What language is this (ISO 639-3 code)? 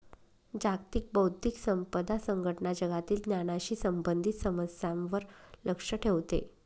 mar